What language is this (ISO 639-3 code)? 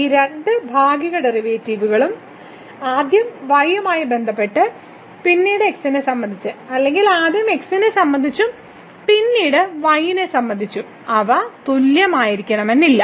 mal